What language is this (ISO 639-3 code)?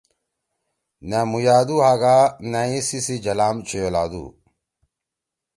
trw